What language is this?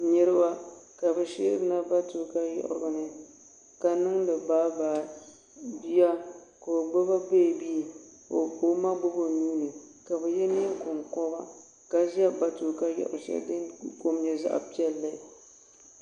Dagbani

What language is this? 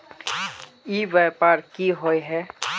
Magahi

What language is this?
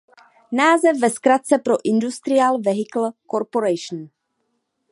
Czech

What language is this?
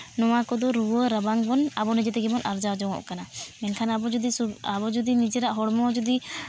Santali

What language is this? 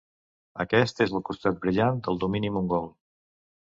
Catalan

